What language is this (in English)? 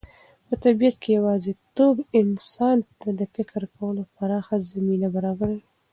Pashto